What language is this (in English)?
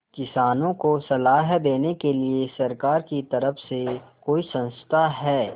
Hindi